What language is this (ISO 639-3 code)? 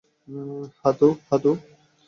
ben